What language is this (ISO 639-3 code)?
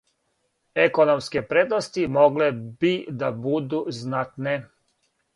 srp